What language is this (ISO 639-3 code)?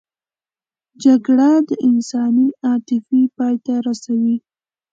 pus